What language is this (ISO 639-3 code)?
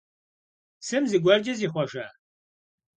kbd